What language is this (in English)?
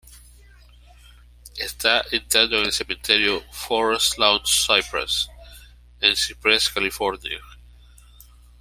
Spanish